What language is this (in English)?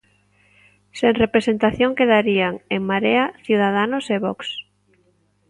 Galician